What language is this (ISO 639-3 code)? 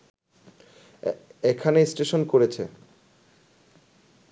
ben